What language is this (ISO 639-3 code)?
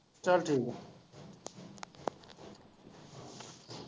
pan